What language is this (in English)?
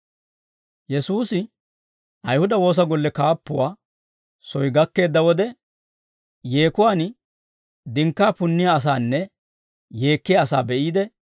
Dawro